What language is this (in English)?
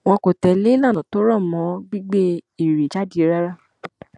Yoruba